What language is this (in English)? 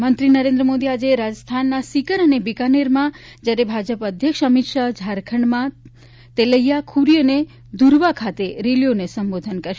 Gujarati